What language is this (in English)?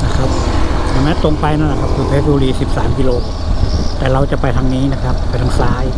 Thai